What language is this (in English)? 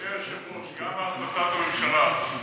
Hebrew